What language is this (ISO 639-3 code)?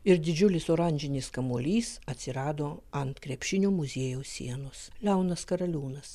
lit